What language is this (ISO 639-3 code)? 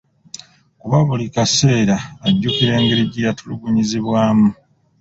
lug